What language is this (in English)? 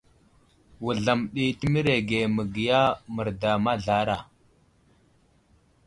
Wuzlam